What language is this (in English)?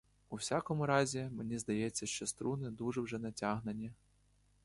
Ukrainian